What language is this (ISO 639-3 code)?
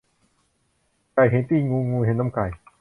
tha